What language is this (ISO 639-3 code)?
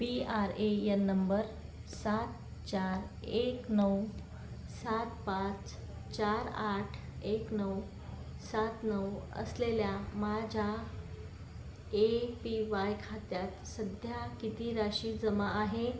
mar